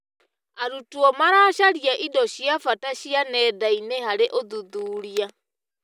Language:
Kikuyu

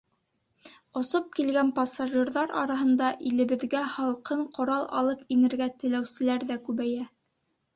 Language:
Bashkir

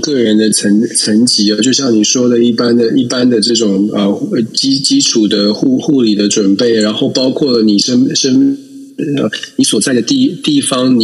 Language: Chinese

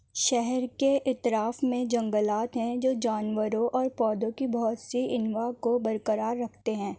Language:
Urdu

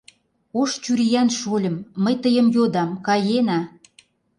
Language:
Mari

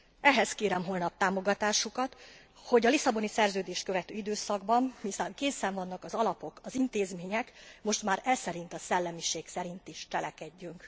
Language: Hungarian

